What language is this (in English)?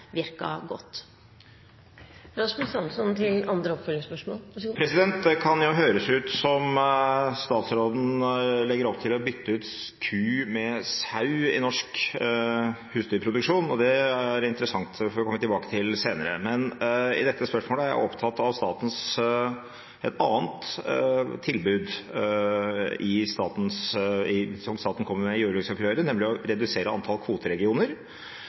Norwegian Bokmål